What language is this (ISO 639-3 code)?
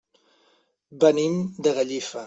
cat